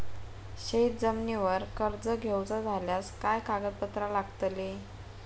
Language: Marathi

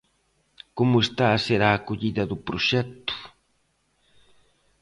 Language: Galician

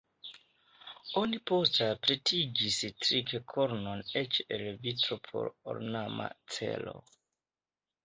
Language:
Esperanto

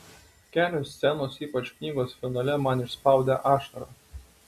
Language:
Lithuanian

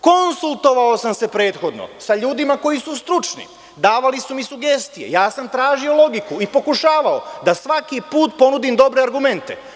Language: Serbian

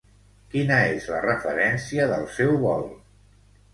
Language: Catalan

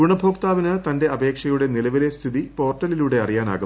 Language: Malayalam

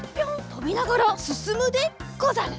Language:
Japanese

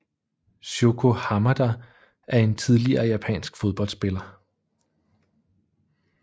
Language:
Danish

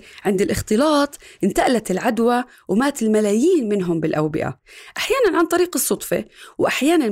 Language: Arabic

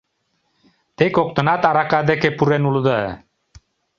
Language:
Mari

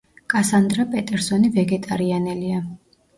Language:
Georgian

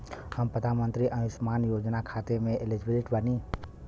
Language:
Bhojpuri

